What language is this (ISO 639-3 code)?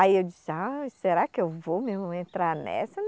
por